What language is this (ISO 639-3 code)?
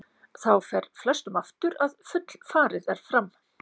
isl